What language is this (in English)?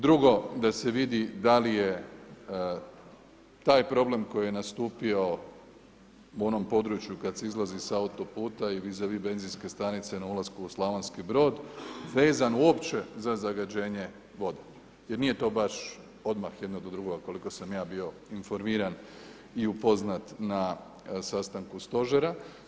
Croatian